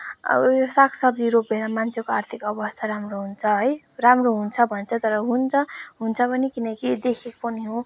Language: Nepali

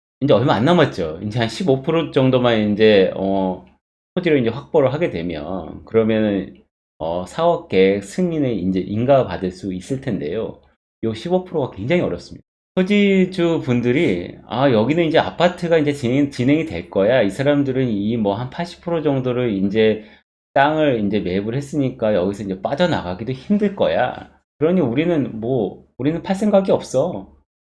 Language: Korean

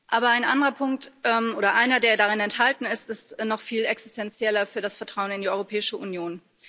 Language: German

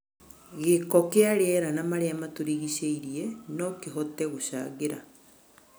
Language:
Kikuyu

